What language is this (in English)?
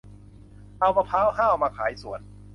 Thai